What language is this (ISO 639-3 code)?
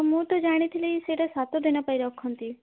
ori